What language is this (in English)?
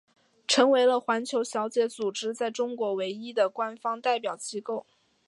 Chinese